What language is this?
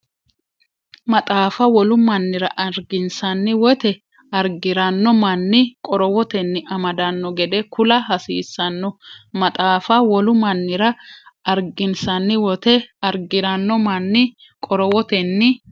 Sidamo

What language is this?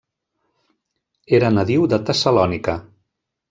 Catalan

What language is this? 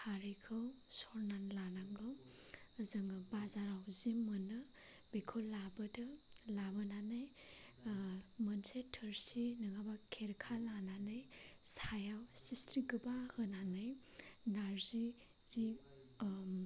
Bodo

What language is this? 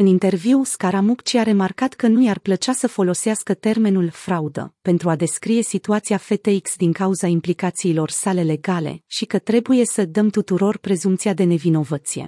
Romanian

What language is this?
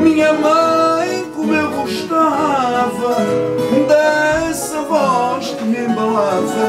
Portuguese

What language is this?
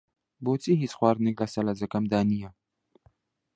Central Kurdish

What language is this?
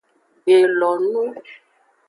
Aja (Benin)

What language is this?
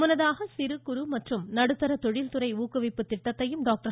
Tamil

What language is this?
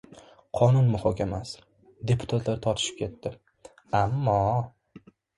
Uzbek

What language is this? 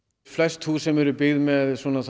Icelandic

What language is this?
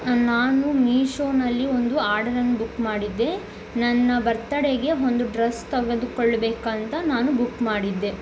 Kannada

